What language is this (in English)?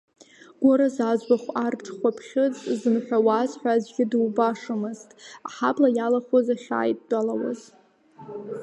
Abkhazian